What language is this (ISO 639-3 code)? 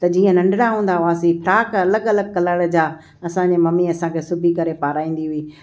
snd